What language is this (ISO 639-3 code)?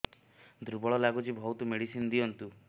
ori